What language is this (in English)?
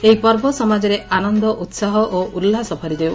Odia